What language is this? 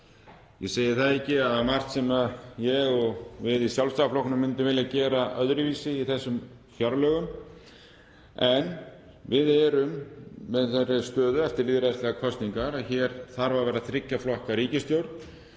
Icelandic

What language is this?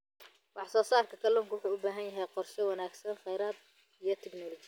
Somali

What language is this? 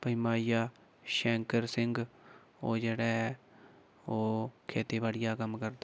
Dogri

